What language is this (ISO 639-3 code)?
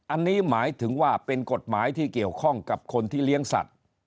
tha